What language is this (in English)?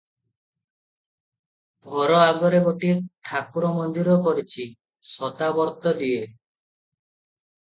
Odia